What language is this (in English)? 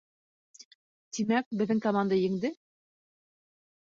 Bashkir